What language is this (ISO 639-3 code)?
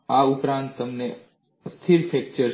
guj